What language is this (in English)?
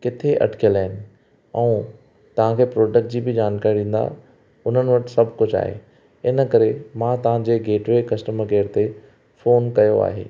Sindhi